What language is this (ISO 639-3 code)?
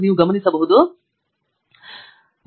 kan